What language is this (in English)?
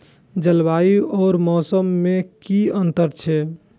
Maithili